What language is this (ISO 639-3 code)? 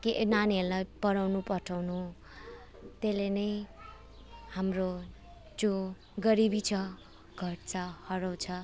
nep